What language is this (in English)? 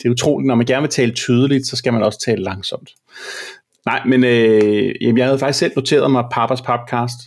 Danish